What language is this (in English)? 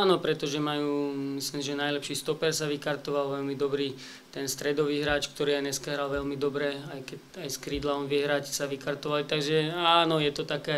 Slovak